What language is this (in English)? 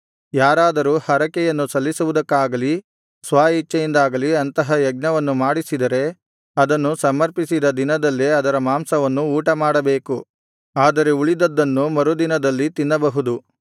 Kannada